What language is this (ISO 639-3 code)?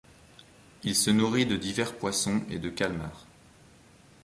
fra